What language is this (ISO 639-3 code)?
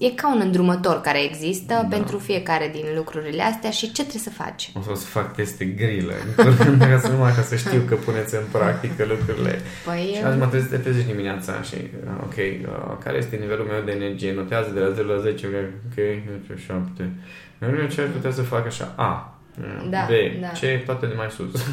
ron